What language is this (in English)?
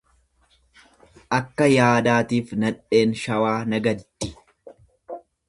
Oromo